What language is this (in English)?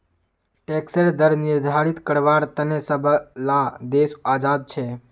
Magahi